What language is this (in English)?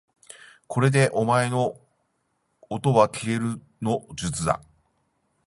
Japanese